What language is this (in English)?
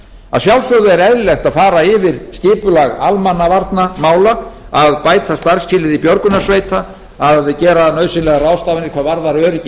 Icelandic